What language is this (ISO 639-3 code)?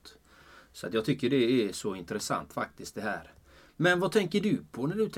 swe